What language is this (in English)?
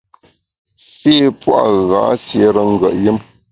Bamun